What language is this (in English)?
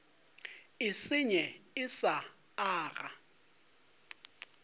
Northern Sotho